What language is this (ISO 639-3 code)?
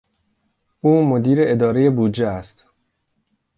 fas